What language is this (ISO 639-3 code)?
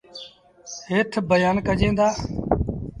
sbn